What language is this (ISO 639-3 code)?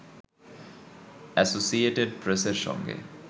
ben